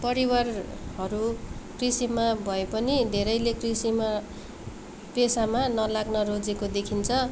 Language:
Nepali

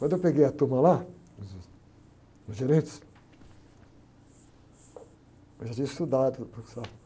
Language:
Portuguese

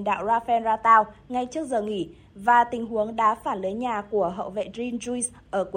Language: Vietnamese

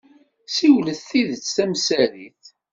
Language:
Kabyle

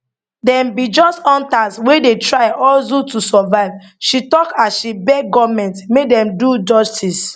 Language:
Nigerian Pidgin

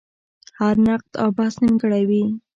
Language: Pashto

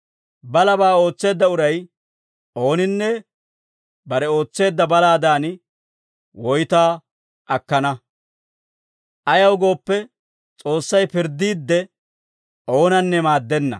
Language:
Dawro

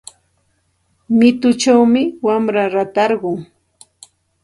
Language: Santa Ana de Tusi Pasco Quechua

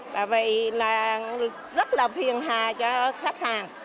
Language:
Vietnamese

